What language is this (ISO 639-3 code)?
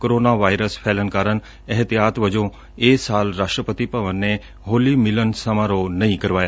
pan